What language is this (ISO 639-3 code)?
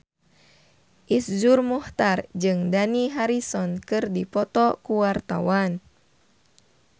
sun